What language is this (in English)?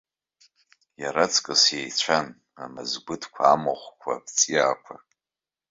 Abkhazian